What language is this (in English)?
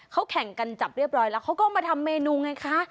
Thai